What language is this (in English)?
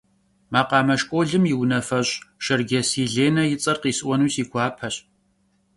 Kabardian